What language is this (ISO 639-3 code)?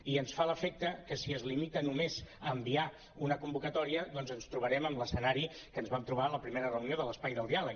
cat